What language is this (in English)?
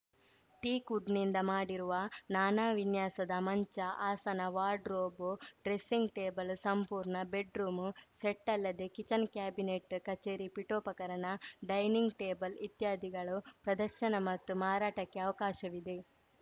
Kannada